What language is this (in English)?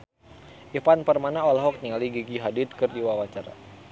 Sundanese